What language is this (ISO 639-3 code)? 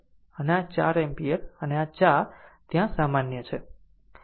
guj